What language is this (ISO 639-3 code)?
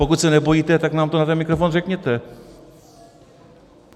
ces